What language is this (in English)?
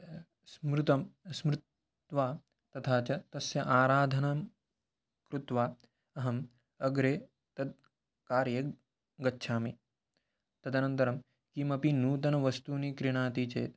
Sanskrit